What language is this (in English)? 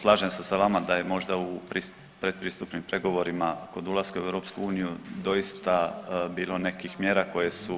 Croatian